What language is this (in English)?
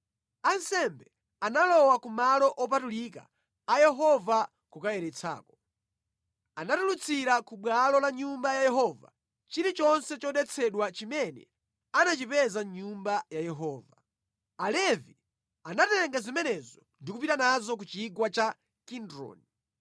Nyanja